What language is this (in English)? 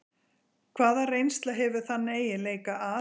Icelandic